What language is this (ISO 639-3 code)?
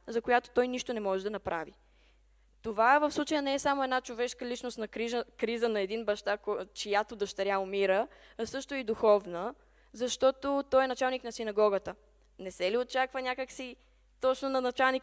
bul